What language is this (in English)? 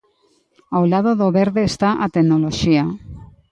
Galician